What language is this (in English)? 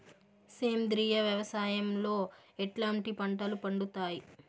Telugu